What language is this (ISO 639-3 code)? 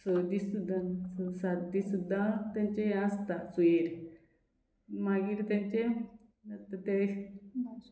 kok